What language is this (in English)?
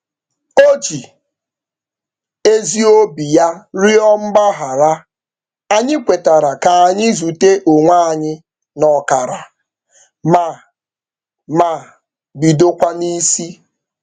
Igbo